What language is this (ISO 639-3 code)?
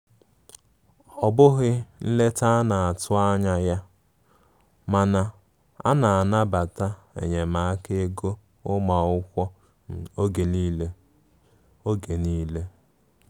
ibo